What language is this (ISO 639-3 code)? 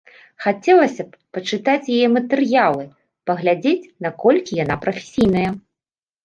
bel